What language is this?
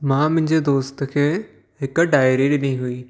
Sindhi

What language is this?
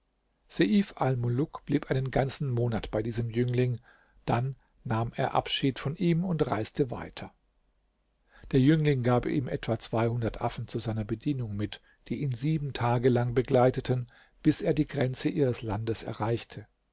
German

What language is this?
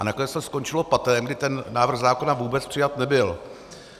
Czech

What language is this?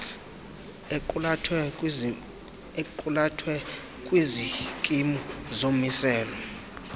Xhosa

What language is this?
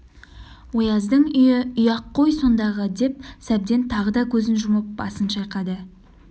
Kazakh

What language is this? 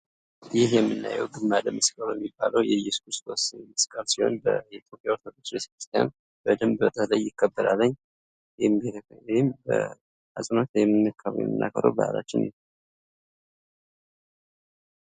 Amharic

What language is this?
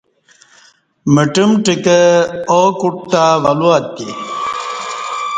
Kati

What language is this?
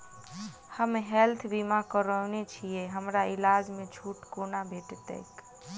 Maithili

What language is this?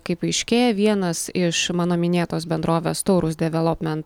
Lithuanian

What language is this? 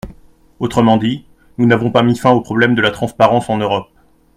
French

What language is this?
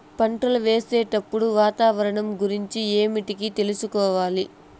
Telugu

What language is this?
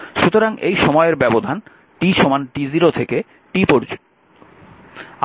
Bangla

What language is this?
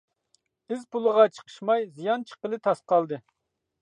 Uyghur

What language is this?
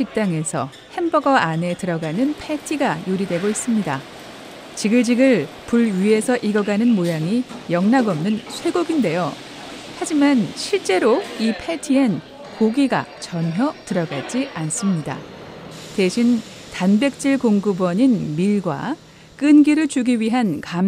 Korean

